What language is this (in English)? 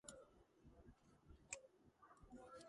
Georgian